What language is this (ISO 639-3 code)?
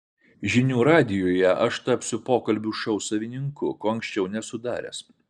lit